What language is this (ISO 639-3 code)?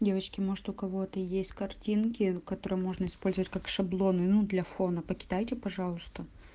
rus